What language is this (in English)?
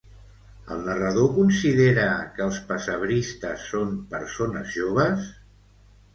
Catalan